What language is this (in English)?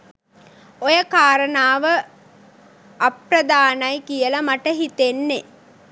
Sinhala